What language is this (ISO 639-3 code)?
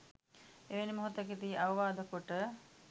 sin